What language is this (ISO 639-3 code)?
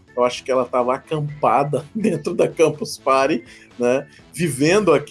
por